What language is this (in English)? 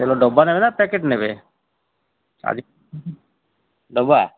Odia